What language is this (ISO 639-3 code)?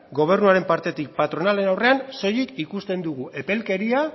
eus